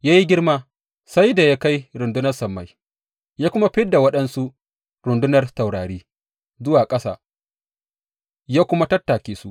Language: Hausa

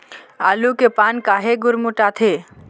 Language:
Chhattisgarhi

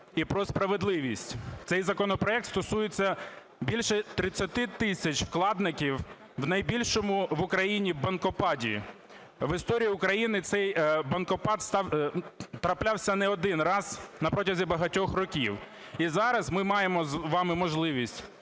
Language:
Ukrainian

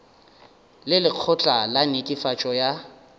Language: Northern Sotho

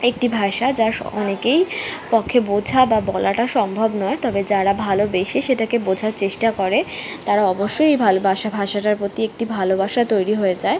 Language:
Bangla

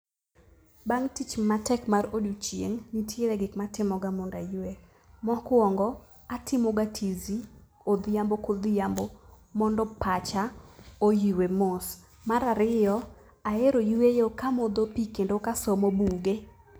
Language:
Luo (Kenya and Tanzania)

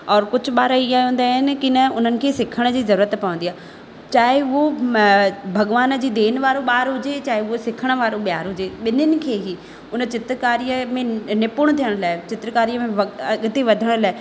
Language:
Sindhi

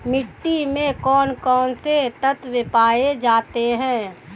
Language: Hindi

